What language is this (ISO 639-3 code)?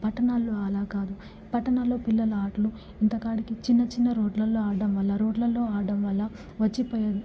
tel